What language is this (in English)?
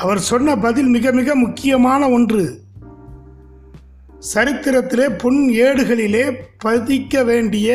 Tamil